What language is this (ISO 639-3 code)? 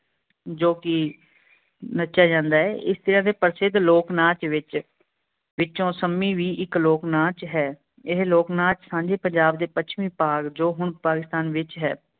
pan